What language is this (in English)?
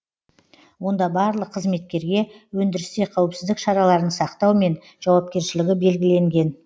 Kazakh